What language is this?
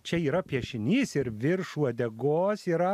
Lithuanian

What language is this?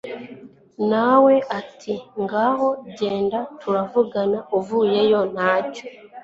Kinyarwanda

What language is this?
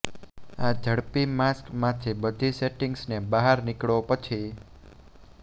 Gujarati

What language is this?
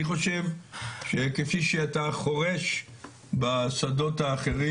Hebrew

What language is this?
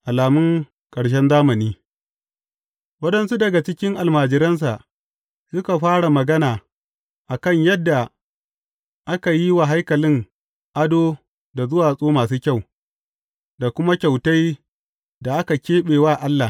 Hausa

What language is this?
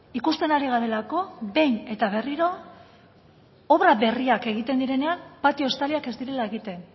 Basque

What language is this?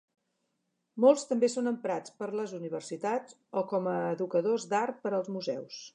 Catalan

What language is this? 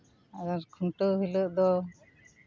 Santali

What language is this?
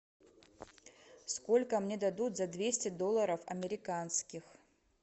Russian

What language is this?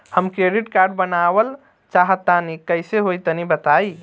Bhojpuri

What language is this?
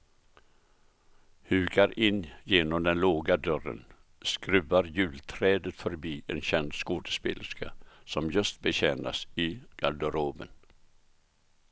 Swedish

